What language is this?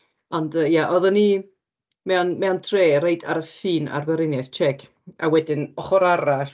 Welsh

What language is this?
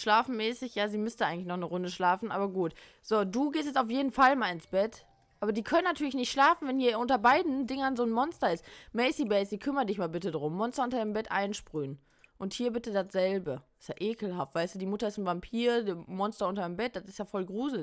German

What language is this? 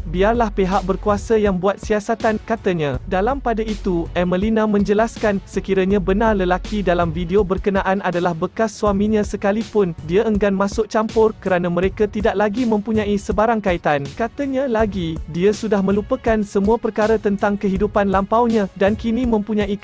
Malay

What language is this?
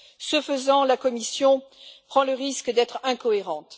French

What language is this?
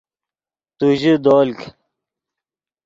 Yidgha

